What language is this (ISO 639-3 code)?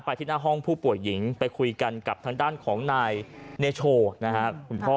tha